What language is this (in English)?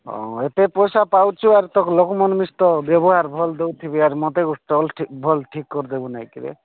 Odia